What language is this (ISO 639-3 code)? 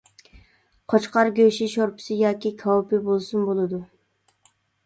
uig